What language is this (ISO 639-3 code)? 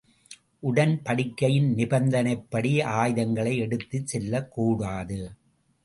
tam